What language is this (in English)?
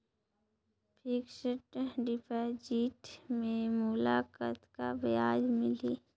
Chhattisgarhi